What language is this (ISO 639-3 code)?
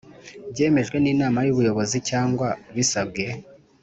kin